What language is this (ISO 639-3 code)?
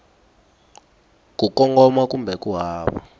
tso